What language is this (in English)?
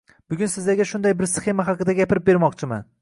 Uzbek